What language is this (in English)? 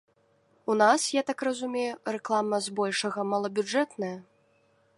Belarusian